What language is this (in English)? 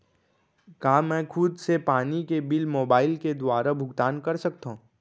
Chhattisgarhi